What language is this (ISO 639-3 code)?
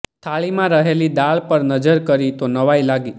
guj